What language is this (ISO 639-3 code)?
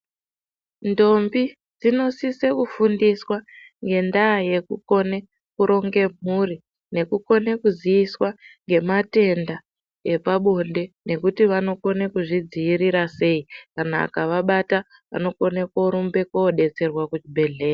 ndc